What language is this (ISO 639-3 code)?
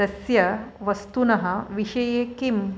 san